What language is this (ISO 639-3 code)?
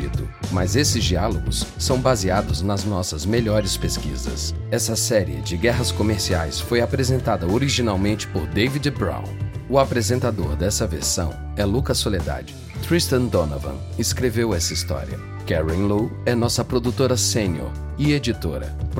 por